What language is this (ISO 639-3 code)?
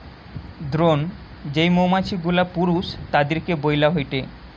ben